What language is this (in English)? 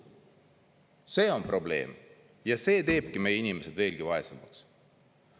Estonian